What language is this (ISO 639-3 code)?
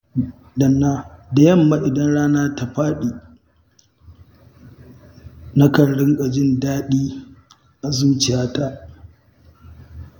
hau